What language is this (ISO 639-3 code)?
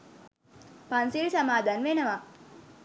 sin